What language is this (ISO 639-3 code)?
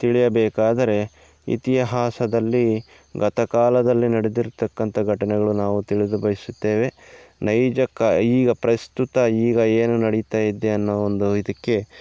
kan